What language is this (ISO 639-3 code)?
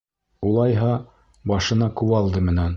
bak